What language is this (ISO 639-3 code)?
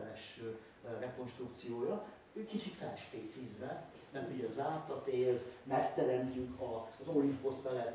hun